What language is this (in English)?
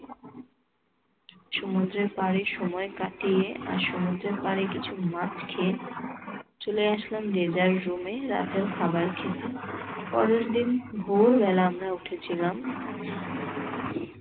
Bangla